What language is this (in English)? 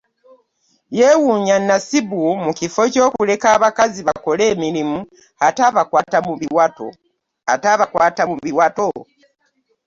Ganda